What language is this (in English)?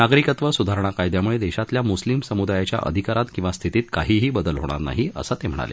Marathi